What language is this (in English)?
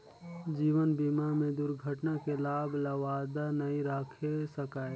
Chhattisgarhi